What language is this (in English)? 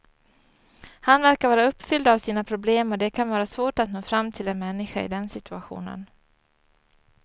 Swedish